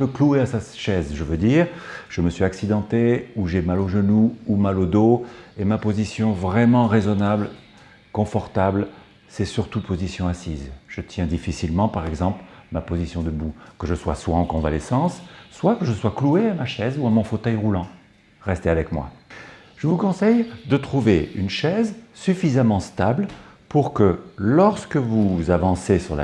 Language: French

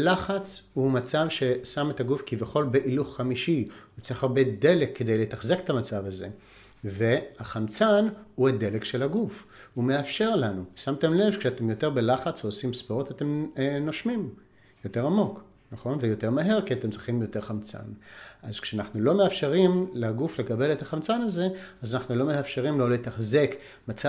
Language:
Hebrew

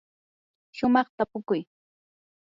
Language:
Yanahuanca Pasco Quechua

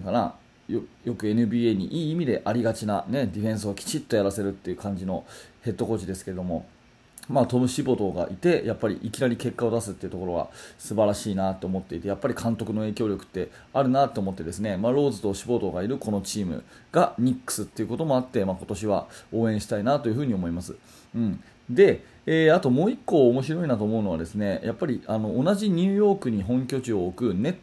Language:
Japanese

